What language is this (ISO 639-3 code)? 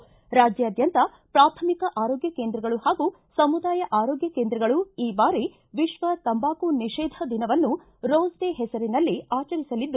kan